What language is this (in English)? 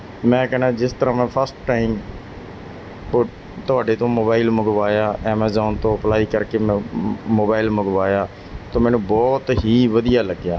Punjabi